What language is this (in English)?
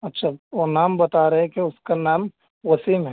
Urdu